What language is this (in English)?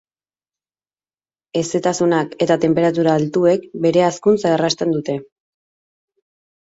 Basque